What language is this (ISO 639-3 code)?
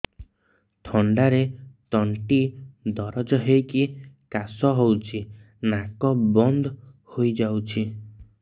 ori